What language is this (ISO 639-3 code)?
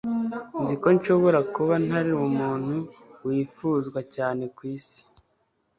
kin